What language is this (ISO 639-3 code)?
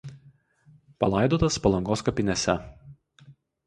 lit